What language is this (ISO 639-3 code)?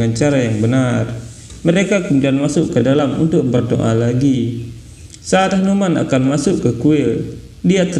ind